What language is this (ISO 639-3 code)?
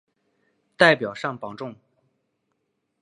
zho